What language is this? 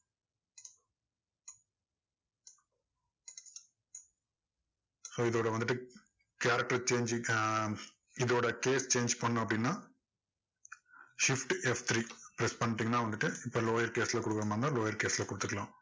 Tamil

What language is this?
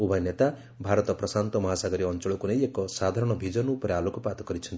Odia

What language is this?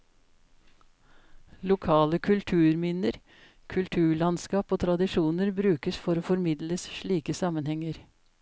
Norwegian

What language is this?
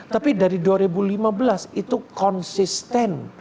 Indonesian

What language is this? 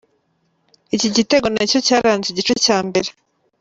Kinyarwanda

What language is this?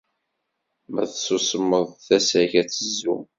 Kabyle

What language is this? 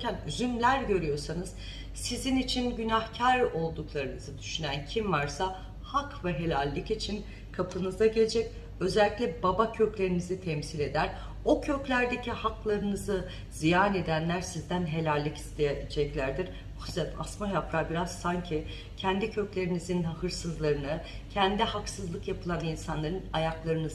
Turkish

